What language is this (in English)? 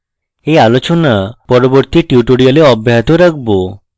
Bangla